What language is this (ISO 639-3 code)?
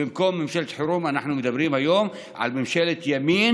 heb